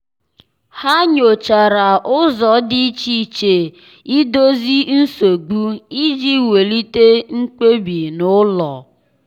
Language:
Igbo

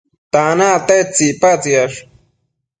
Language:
Matsés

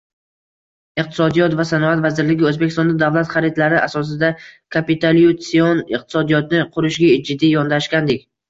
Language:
Uzbek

